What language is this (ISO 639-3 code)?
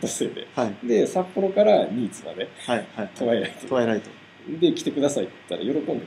jpn